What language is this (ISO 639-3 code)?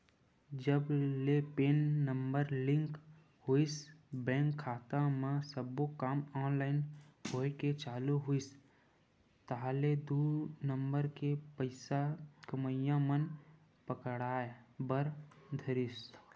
hne